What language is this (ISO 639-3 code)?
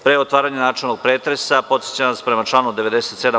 srp